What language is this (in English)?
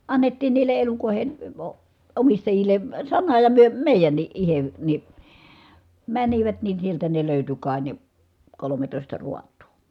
Finnish